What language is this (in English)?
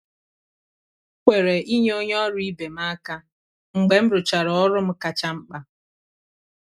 Igbo